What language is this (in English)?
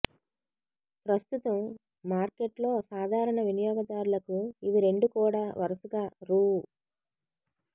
Telugu